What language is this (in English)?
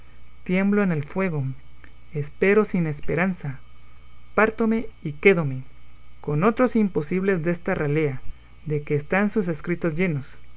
Spanish